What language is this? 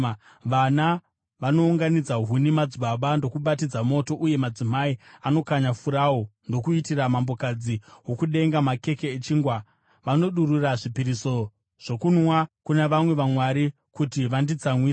Shona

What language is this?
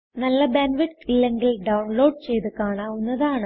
Malayalam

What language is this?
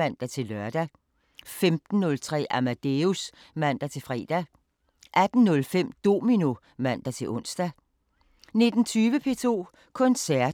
Danish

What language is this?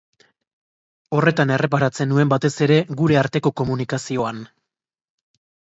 Basque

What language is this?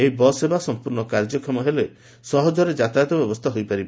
Odia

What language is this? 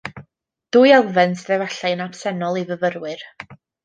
Welsh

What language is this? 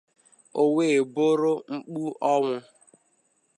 Igbo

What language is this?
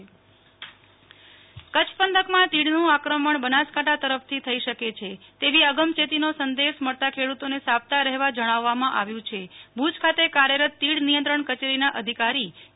Gujarati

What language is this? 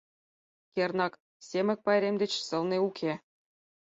Mari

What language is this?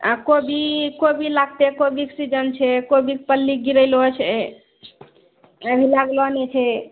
Maithili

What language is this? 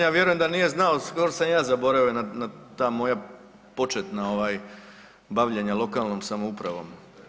Croatian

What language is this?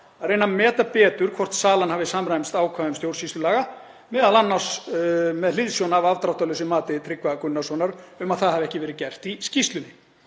Icelandic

